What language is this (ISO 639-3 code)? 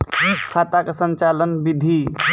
mai